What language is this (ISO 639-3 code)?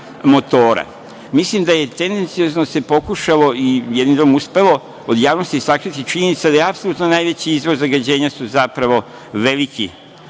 srp